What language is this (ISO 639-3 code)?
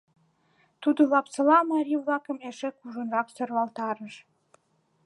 chm